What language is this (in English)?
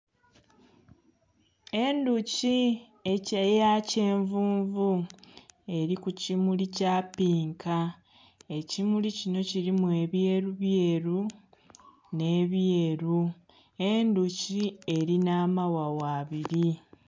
Soga